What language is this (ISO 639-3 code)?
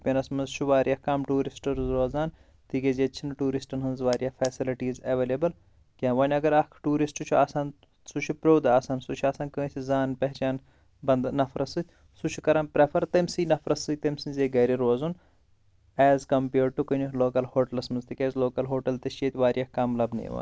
kas